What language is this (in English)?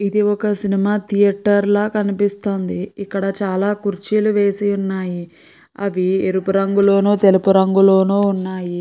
Telugu